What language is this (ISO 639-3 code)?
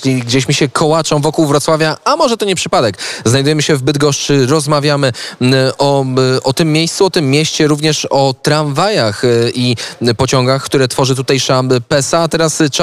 pol